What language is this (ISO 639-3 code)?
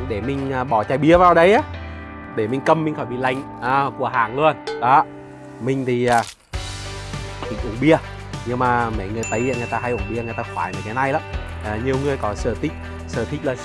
vie